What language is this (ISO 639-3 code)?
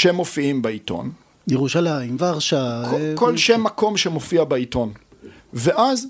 heb